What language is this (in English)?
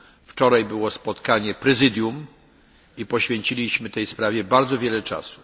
Polish